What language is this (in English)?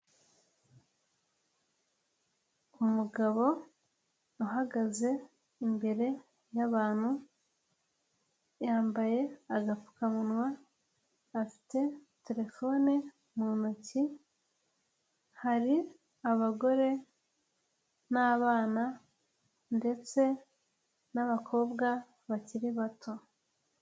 Kinyarwanda